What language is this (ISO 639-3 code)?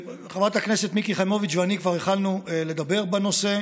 heb